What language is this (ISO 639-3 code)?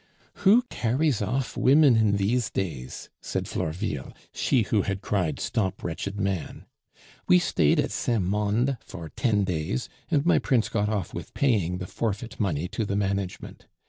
eng